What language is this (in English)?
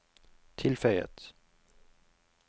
Norwegian